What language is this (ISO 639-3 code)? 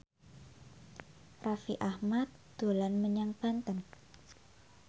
jav